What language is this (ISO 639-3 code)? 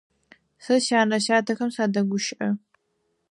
ady